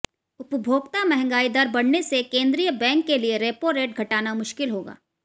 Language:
Hindi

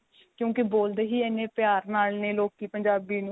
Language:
Punjabi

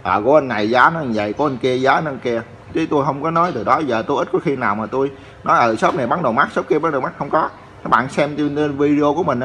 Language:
Vietnamese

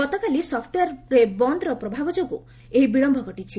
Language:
Odia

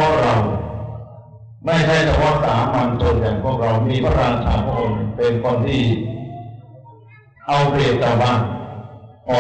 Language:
Thai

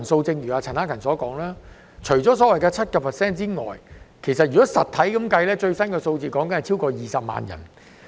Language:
Cantonese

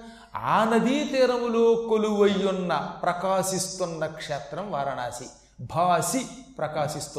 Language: Telugu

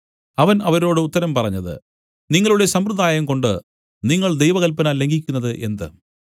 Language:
Malayalam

